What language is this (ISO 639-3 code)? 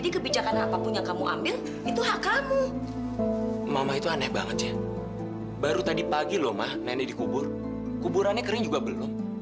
ind